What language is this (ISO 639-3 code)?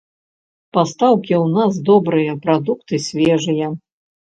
bel